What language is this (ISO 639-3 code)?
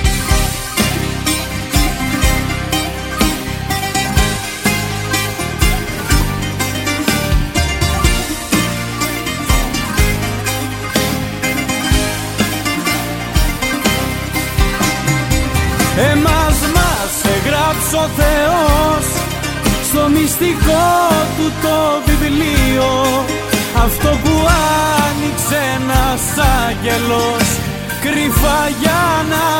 ell